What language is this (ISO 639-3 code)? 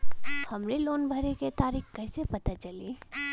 bho